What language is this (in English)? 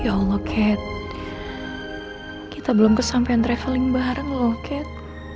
Indonesian